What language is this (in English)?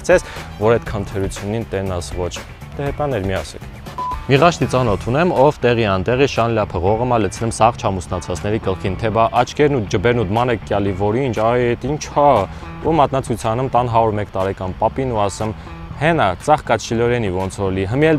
Romanian